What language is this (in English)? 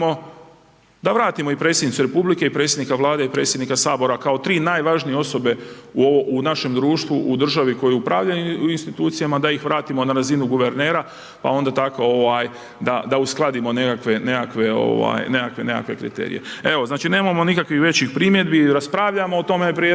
Croatian